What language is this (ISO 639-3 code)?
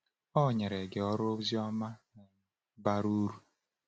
ibo